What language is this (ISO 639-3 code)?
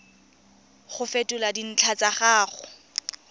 tsn